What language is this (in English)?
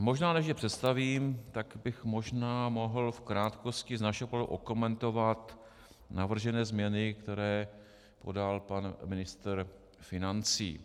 Czech